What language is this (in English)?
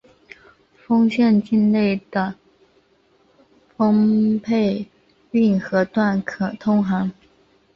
Chinese